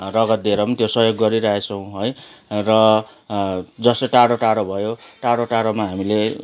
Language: Nepali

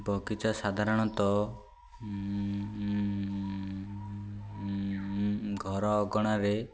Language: Odia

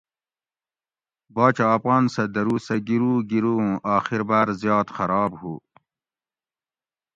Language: Gawri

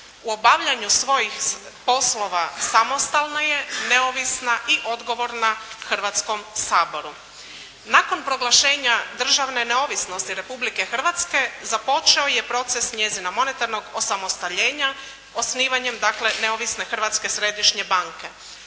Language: Croatian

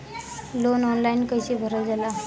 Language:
Bhojpuri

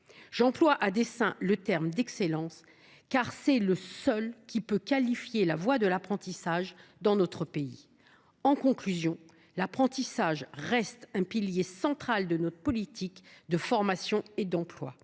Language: French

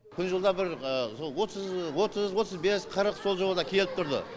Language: Kazakh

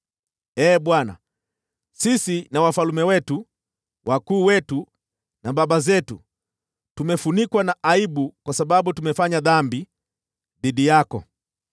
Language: Swahili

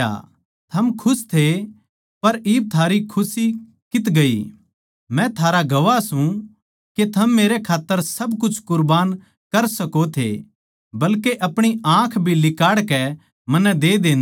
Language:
Haryanvi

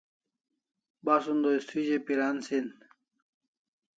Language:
Kalasha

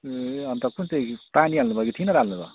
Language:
Nepali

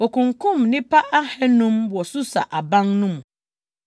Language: Akan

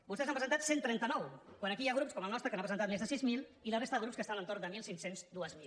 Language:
Catalan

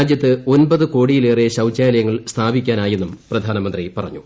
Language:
Malayalam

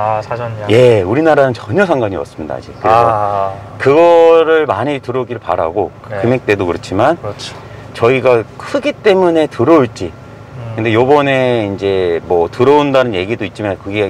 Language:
Korean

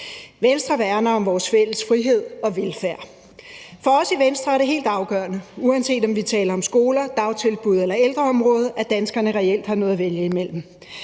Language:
Danish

